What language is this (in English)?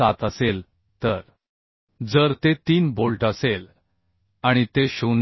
Marathi